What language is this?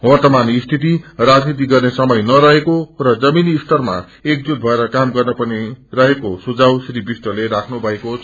Nepali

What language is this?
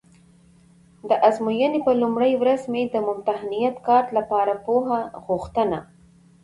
Pashto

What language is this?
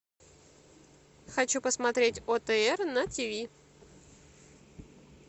Russian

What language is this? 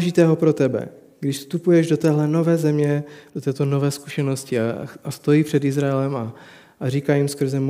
Czech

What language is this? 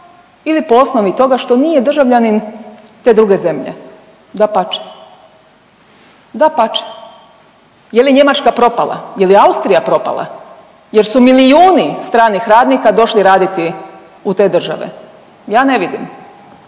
Croatian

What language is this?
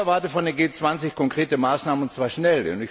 German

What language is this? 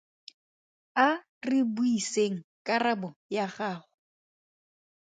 Tswana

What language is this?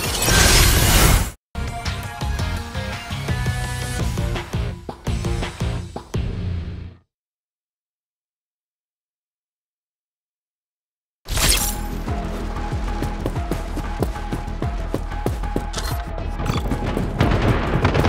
Japanese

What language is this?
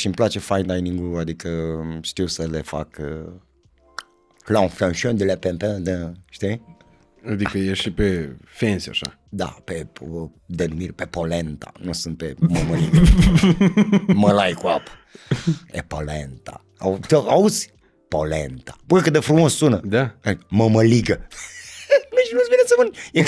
Romanian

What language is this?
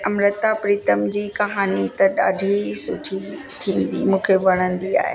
Sindhi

